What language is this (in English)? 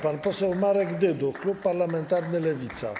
Polish